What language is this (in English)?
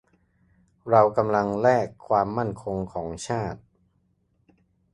Thai